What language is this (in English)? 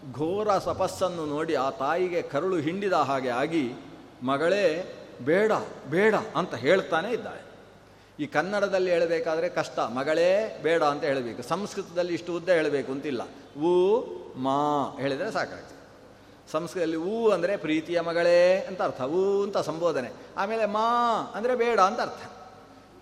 Kannada